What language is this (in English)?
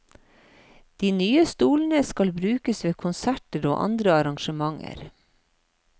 Norwegian